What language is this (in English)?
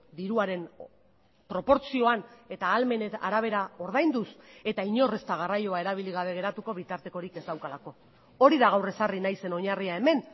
Basque